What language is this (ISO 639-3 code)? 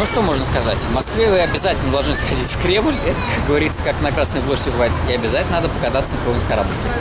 rus